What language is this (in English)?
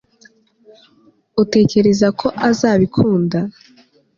Kinyarwanda